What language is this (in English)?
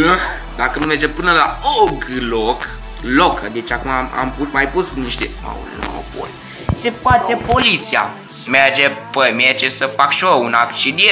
Romanian